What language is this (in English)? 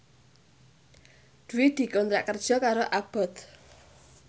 Javanese